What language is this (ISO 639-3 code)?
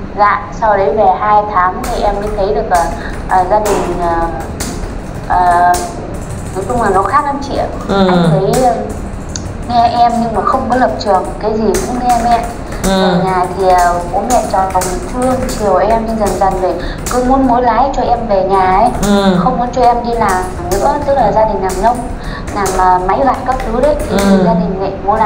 vie